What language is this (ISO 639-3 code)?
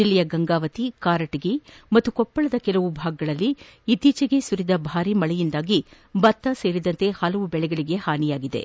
kan